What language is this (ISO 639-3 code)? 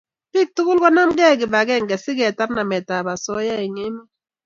kln